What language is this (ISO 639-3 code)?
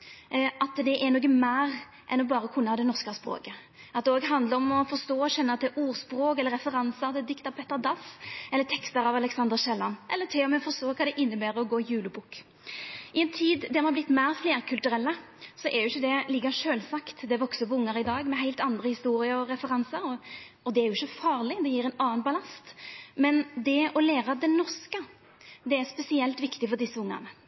nno